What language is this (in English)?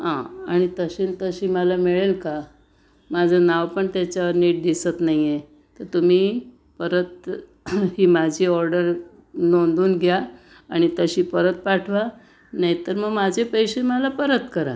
Marathi